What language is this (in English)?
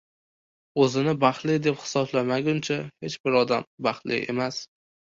Uzbek